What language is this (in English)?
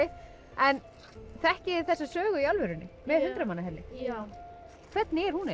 Icelandic